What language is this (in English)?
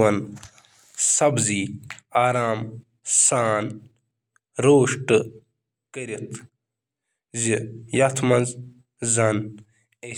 Kashmiri